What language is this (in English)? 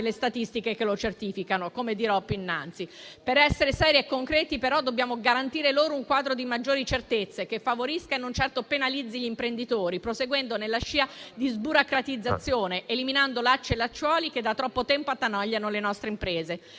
Italian